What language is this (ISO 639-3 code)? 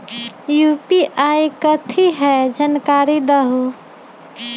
mag